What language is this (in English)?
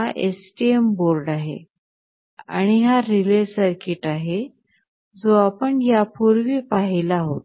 Marathi